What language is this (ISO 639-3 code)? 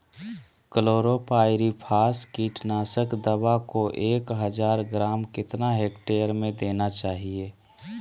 mag